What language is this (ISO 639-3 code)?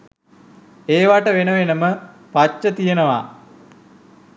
sin